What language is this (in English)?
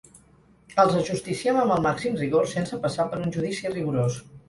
Catalan